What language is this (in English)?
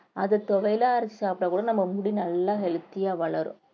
Tamil